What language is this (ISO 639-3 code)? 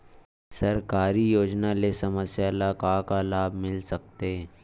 hne